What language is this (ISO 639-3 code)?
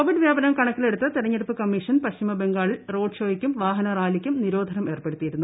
mal